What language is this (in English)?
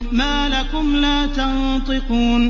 Arabic